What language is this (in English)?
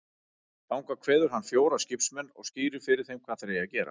Icelandic